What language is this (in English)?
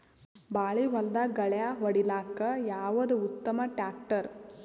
Kannada